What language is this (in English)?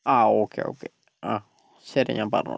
Malayalam